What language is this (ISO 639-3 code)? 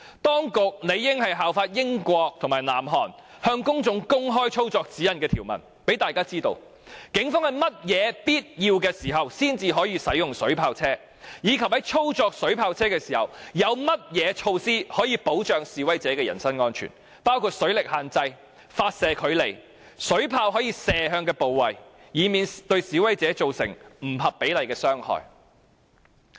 yue